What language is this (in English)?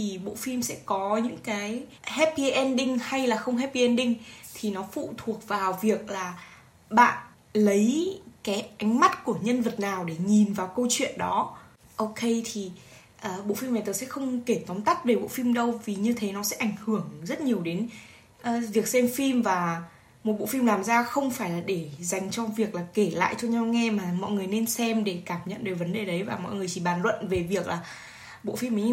Vietnamese